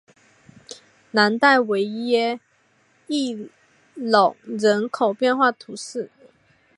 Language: Chinese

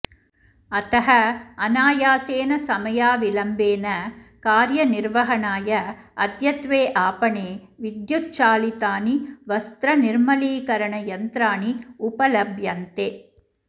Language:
Sanskrit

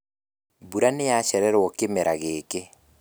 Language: Kikuyu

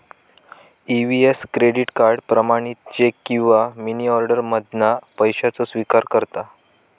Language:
Marathi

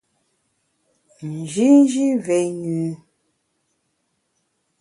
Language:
Bamun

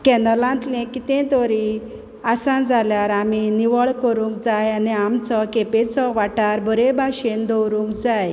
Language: Konkani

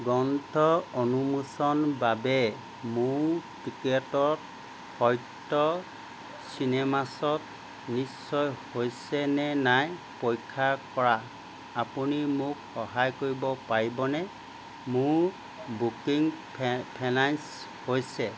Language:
Assamese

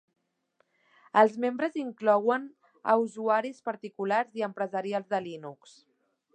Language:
Catalan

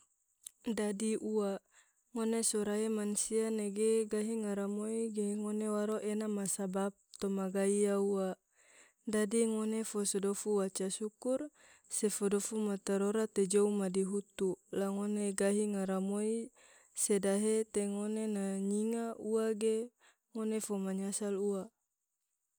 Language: Tidore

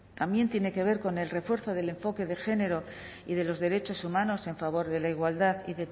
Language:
Spanish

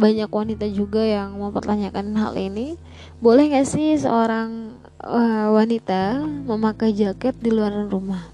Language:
Indonesian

